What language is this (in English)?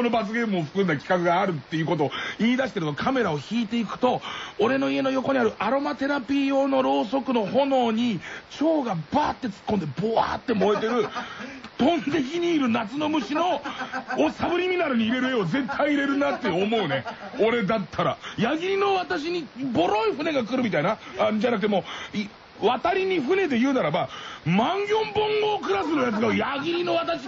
Japanese